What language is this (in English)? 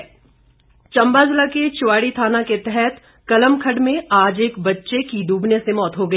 Hindi